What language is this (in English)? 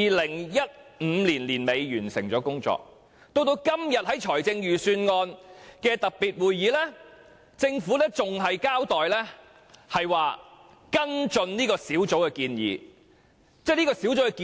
Cantonese